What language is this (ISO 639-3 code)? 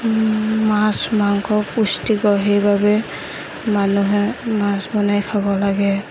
asm